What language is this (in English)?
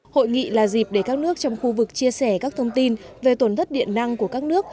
Vietnamese